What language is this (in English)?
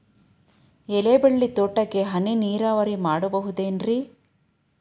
Kannada